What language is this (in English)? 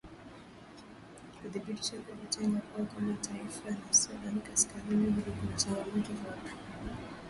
Swahili